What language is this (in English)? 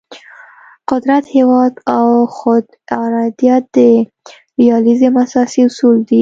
Pashto